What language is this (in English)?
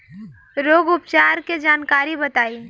Bhojpuri